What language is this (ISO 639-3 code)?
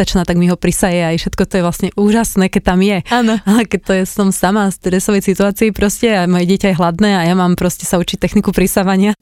slk